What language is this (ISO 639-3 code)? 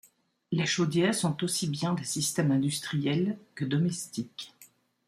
fra